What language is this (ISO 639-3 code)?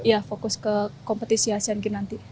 ind